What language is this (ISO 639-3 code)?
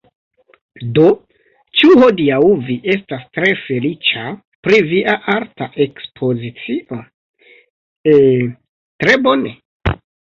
epo